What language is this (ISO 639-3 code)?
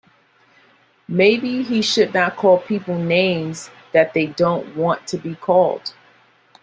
eng